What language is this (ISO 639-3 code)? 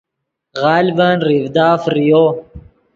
ydg